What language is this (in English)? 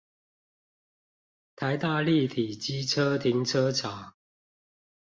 Chinese